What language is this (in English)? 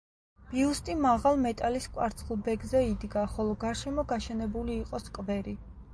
Georgian